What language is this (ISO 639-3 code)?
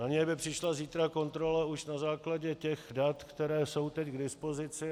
ces